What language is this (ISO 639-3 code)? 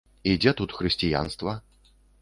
bel